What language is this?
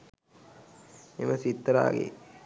Sinhala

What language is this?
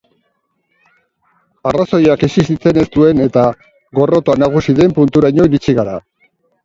Basque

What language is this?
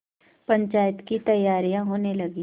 Hindi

